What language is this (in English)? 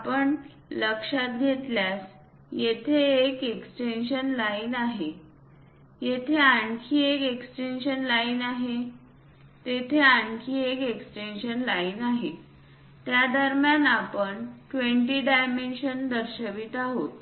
Marathi